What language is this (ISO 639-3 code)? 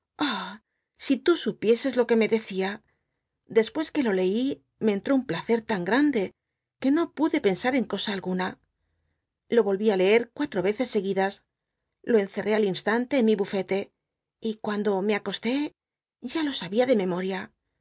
spa